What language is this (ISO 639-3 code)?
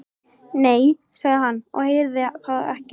isl